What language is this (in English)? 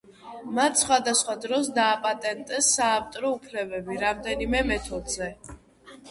Georgian